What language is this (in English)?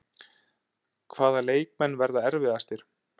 Icelandic